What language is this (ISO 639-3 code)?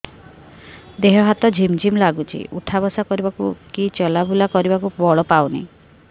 ori